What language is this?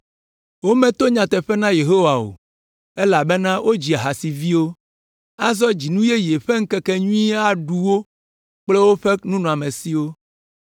Ewe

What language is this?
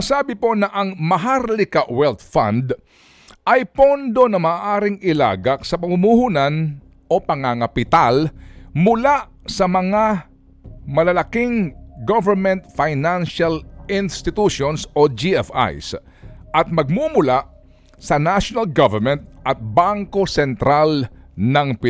Filipino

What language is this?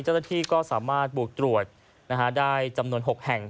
Thai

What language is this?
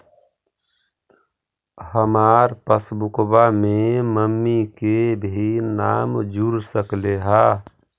Magahi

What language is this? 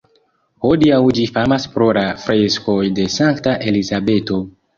Esperanto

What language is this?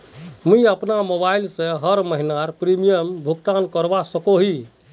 Magahi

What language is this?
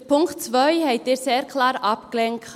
Swiss German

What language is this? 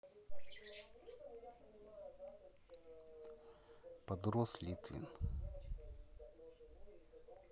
Russian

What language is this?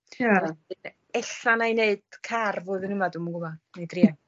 Welsh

